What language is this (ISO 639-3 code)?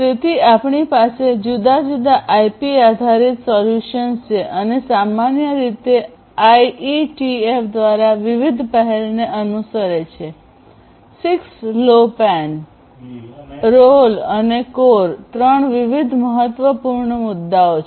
guj